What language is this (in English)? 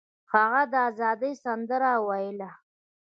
Pashto